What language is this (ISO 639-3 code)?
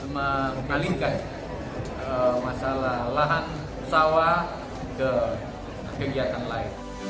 ind